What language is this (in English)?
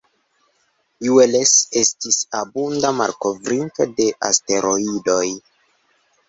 Esperanto